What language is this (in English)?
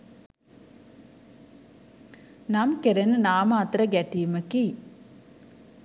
Sinhala